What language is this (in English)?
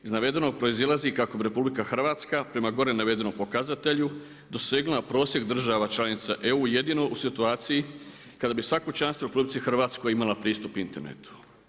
Croatian